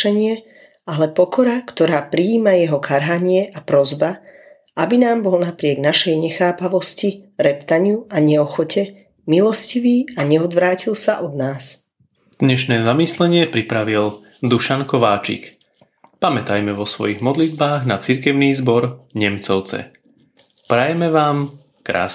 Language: Slovak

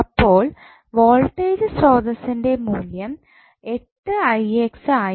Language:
Malayalam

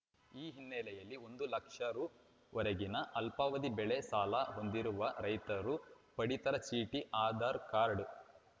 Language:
Kannada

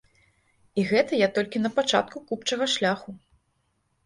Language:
Belarusian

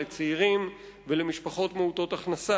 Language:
Hebrew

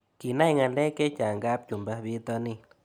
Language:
Kalenjin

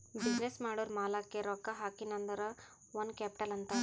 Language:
Kannada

